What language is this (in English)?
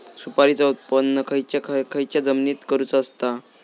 Marathi